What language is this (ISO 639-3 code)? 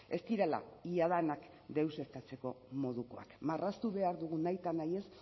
eus